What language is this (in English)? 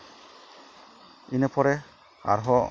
Santali